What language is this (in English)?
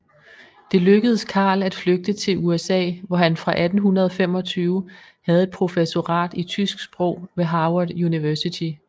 Danish